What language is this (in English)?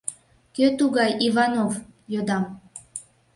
Mari